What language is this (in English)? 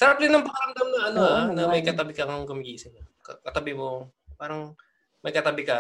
Filipino